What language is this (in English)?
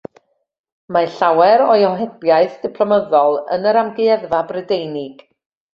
Welsh